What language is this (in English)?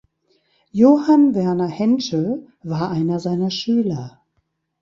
German